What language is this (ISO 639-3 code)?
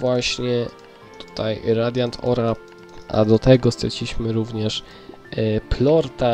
pol